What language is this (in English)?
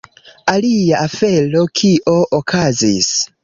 Esperanto